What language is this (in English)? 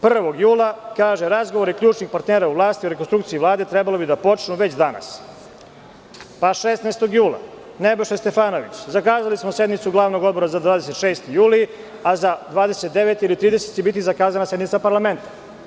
Serbian